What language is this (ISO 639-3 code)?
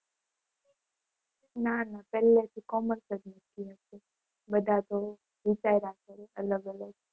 guj